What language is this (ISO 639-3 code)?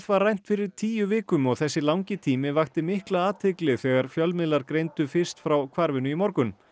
isl